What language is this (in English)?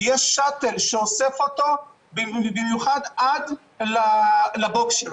Hebrew